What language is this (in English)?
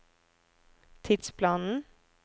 Norwegian